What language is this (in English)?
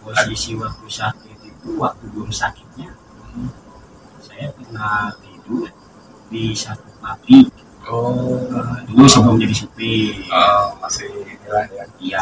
Indonesian